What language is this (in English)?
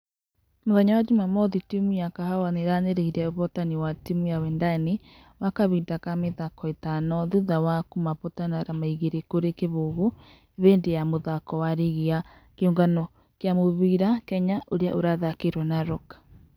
Kikuyu